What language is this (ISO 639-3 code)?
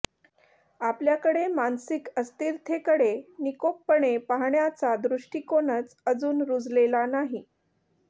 mar